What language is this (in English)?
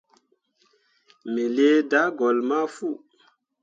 Mundang